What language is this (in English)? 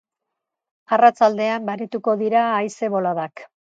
Basque